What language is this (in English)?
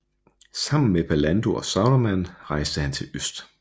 Danish